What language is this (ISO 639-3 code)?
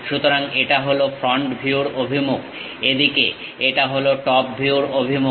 ben